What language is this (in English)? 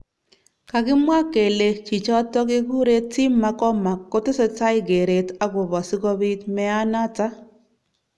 Kalenjin